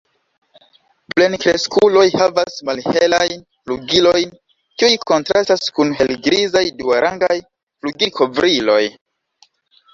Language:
Esperanto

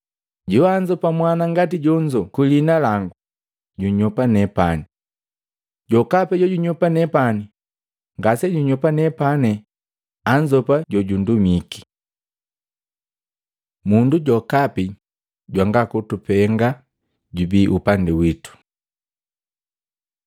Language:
Matengo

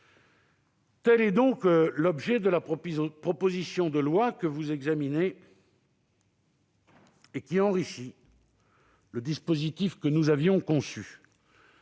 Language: French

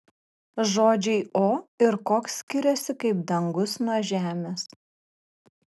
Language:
Lithuanian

